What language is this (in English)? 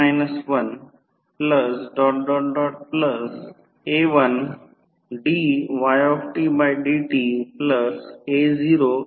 Marathi